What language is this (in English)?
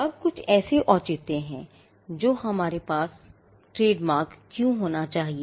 Hindi